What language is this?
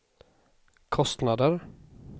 Swedish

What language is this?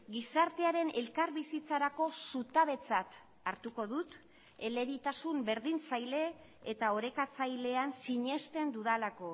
Basque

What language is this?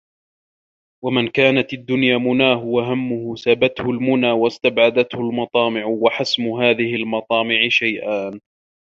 Arabic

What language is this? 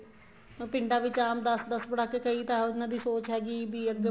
Punjabi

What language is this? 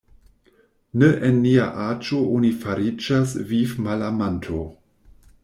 Esperanto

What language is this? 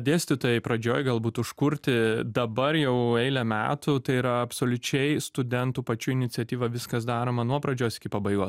Lithuanian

